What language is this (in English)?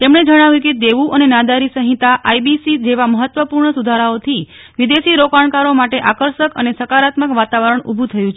Gujarati